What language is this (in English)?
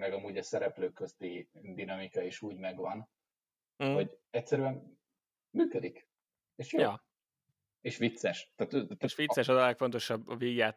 Hungarian